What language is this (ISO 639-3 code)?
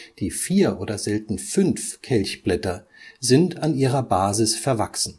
deu